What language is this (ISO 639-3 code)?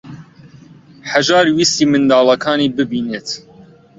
ckb